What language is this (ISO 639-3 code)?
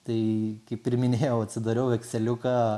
lit